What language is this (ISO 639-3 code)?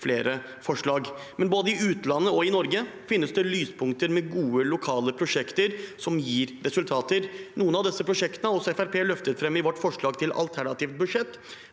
nor